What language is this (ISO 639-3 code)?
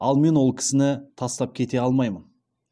kaz